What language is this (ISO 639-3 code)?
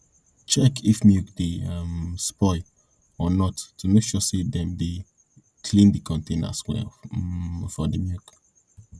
pcm